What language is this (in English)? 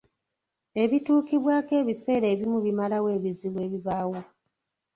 Ganda